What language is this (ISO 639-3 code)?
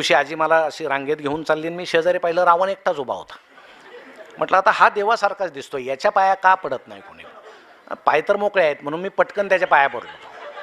mar